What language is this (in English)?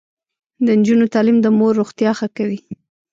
Pashto